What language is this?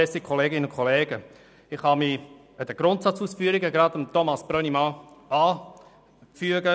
Swiss German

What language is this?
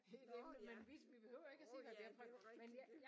Danish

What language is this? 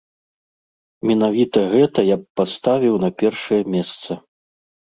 Belarusian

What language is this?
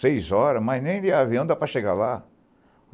Portuguese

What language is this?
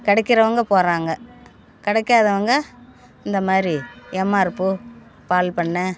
Tamil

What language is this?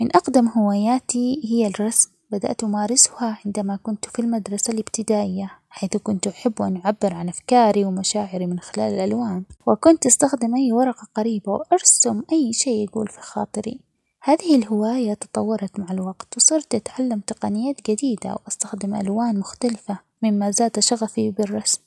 Omani Arabic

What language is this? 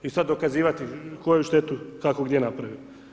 Croatian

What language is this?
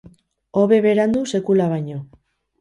Basque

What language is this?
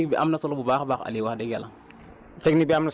Wolof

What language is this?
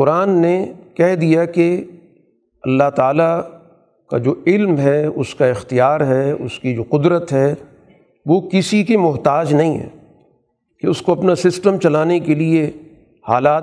Urdu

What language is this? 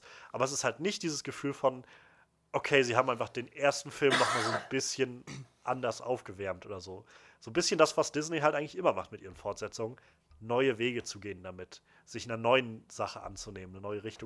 German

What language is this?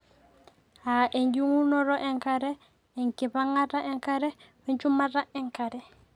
Masai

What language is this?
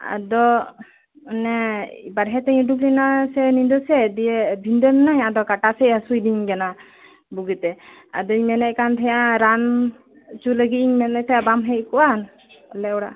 Santali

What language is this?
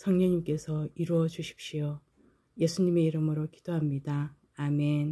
Korean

